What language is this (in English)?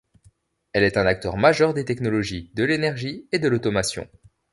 French